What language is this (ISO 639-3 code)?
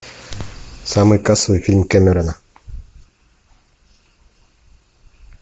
rus